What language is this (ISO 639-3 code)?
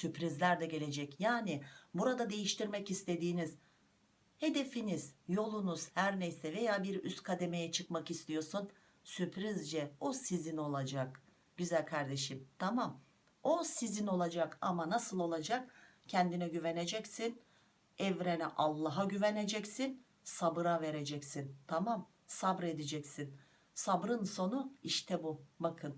tur